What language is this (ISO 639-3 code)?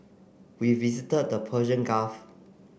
eng